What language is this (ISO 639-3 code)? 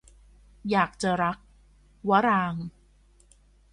tha